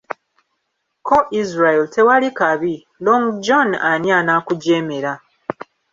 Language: Ganda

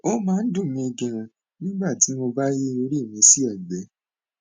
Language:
Yoruba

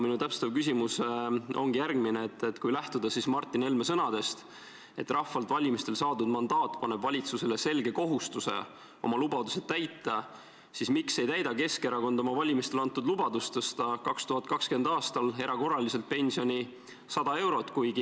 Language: Estonian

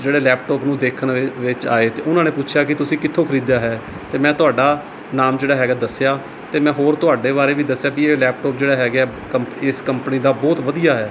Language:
Punjabi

